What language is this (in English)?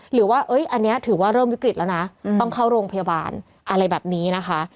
Thai